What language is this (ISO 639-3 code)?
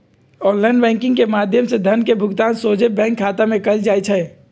mag